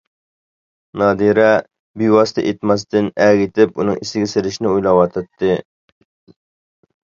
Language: Uyghur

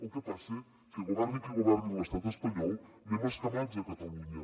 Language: Catalan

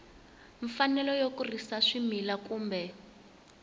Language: Tsonga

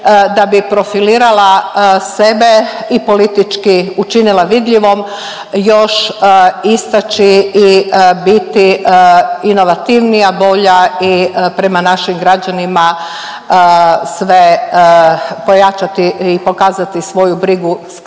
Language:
Croatian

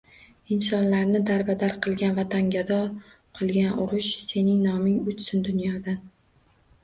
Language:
Uzbek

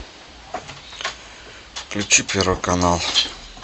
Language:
Russian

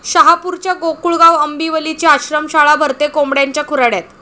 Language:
Marathi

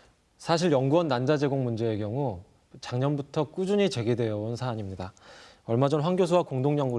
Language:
Korean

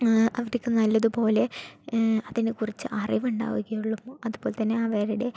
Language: Malayalam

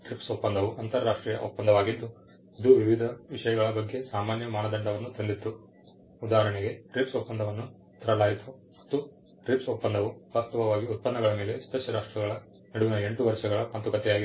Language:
Kannada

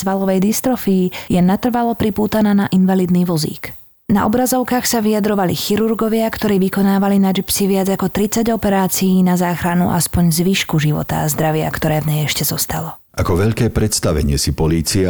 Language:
Slovak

